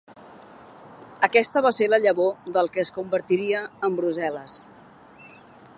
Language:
Catalan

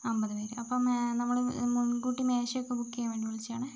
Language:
Malayalam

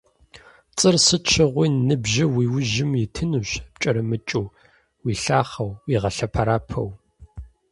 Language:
Kabardian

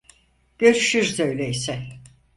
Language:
Turkish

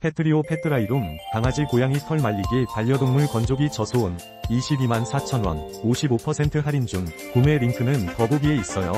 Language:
Korean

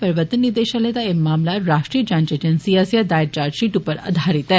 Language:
Dogri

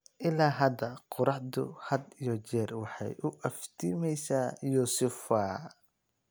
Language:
Somali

